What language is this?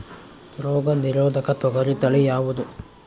Kannada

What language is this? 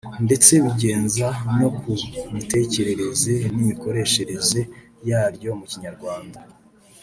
Kinyarwanda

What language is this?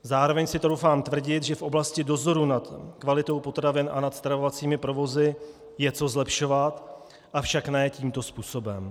Czech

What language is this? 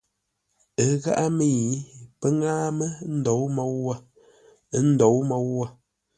Ngombale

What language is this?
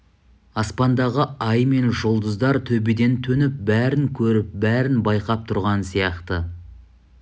Kazakh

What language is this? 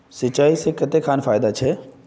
Magahi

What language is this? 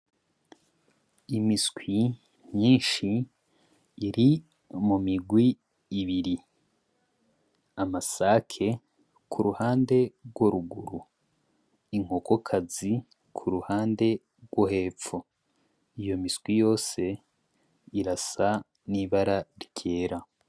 Rundi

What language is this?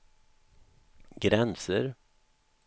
Swedish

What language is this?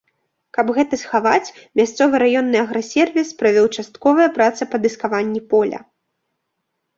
Belarusian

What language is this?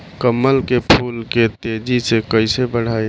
Bhojpuri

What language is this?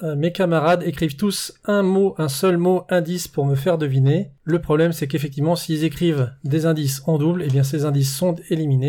French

